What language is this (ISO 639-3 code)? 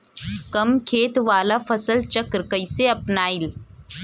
bho